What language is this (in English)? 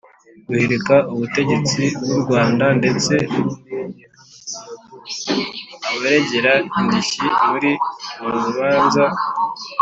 Kinyarwanda